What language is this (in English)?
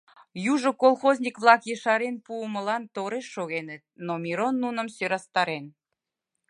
Mari